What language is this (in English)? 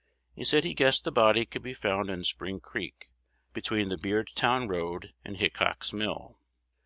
English